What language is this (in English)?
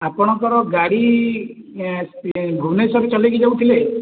Odia